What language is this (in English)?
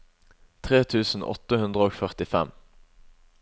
Norwegian